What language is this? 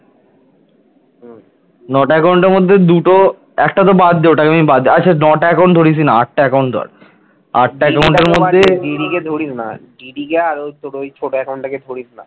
Bangla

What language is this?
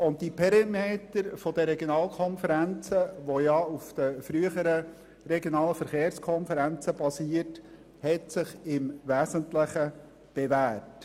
Swiss German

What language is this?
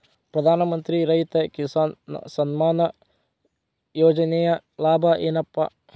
Kannada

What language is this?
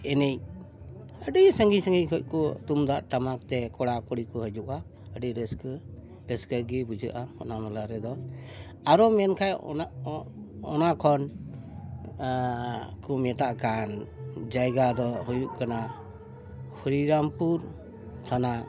Santali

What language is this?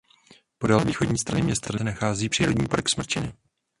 Czech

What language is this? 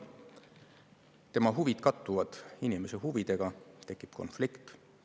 Estonian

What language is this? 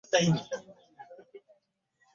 Ganda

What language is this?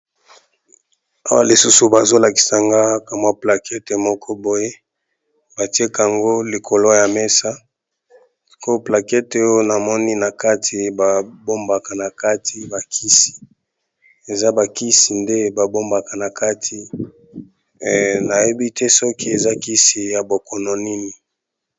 Lingala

